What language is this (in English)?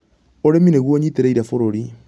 Kikuyu